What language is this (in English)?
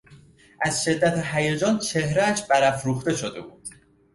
Persian